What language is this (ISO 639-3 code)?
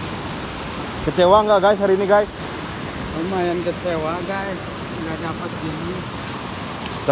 ind